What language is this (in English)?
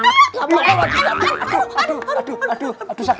Indonesian